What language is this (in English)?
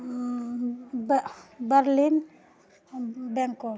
Maithili